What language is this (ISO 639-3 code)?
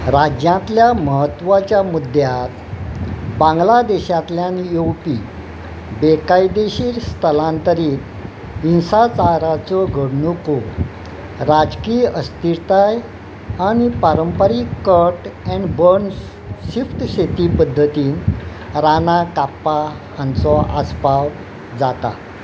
kok